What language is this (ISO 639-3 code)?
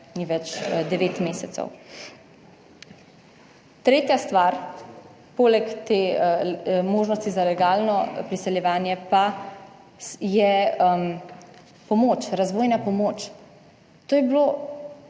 slv